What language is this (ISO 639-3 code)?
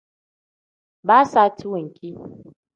kdh